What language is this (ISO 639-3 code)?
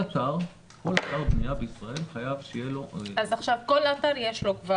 heb